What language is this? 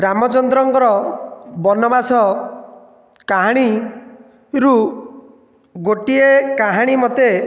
Odia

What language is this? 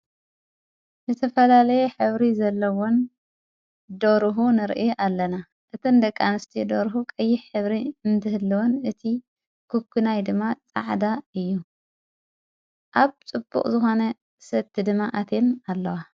Tigrinya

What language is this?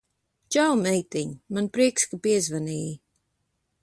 Latvian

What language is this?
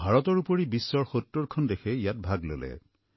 Assamese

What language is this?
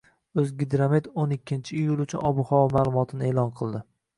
Uzbek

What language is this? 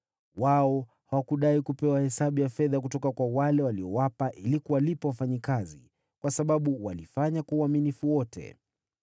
Swahili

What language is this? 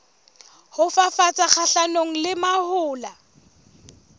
Southern Sotho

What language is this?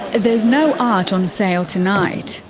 English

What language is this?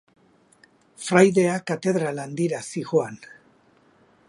Basque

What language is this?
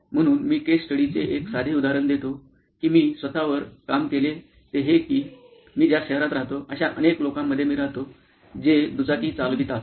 Marathi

